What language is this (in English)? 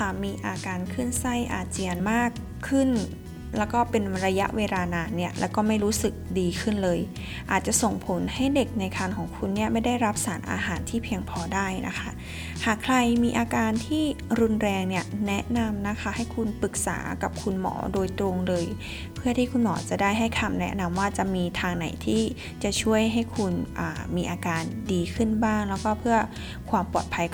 Thai